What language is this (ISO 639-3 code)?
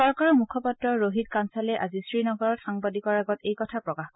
asm